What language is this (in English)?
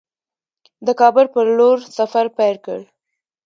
Pashto